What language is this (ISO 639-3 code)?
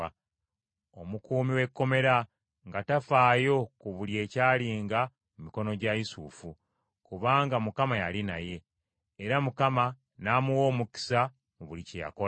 lug